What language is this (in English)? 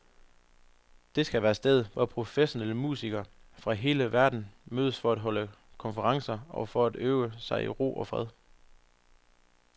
Danish